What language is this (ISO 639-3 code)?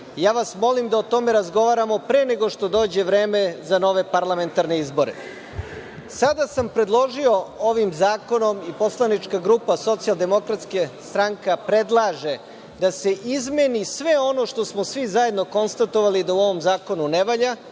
srp